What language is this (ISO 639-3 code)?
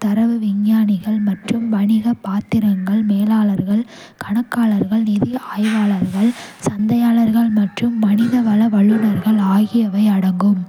kfe